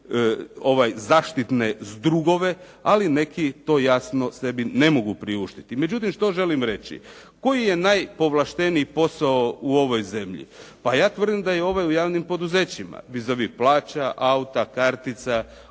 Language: Croatian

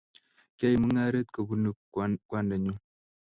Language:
Kalenjin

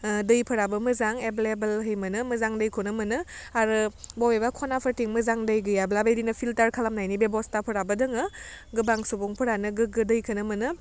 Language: Bodo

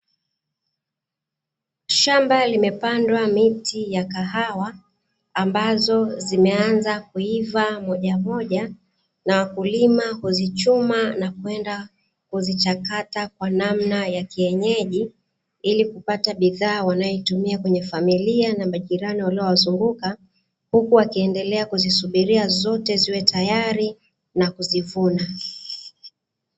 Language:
Swahili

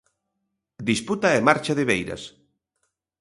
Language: Galician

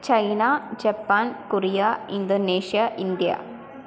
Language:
Sanskrit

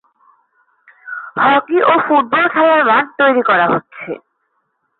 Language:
Bangla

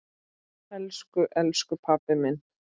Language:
Icelandic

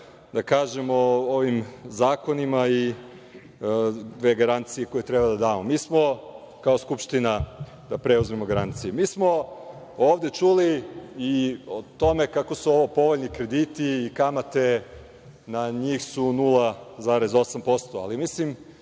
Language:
Serbian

